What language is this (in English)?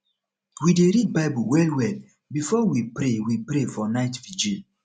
Nigerian Pidgin